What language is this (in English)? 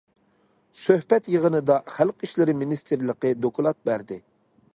Uyghur